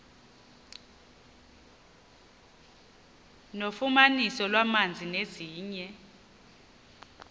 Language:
Xhosa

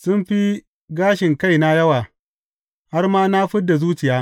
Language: Hausa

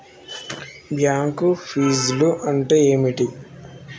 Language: Telugu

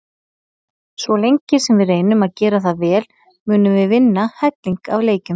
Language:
Icelandic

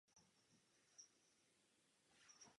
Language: Czech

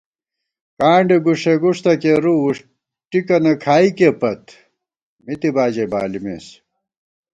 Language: Gawar-Bati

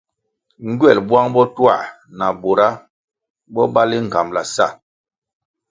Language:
Kwasio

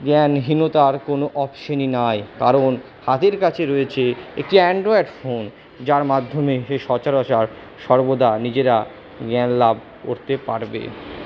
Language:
Bangla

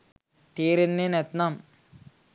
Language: Sinhala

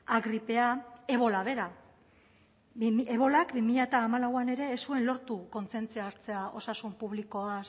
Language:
Basque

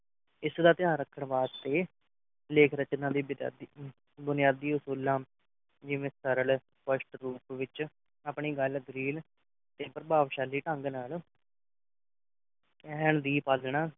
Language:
Punjabi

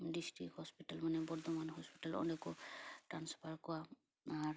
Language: Santali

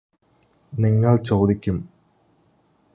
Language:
Malayalam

